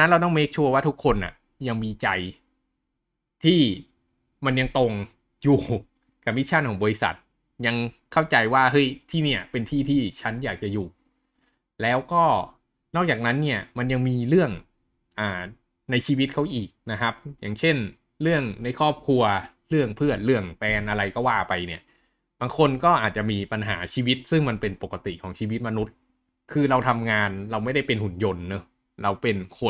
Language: Thai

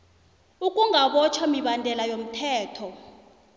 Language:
South Ndebele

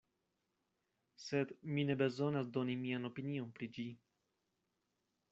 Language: Esperanto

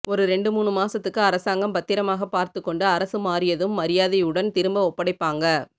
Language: Tamil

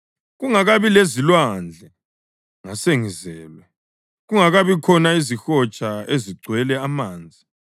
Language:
North Ndebele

